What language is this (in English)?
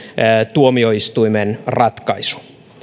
Finnish